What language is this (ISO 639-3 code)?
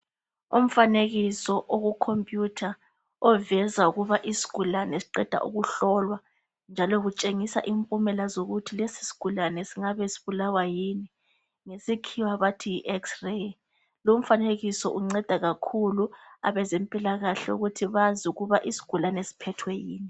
nde